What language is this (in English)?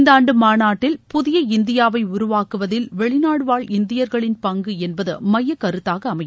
Tamil